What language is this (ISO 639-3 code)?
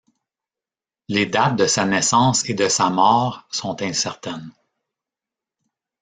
fra